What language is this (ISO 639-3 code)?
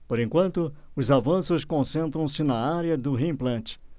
por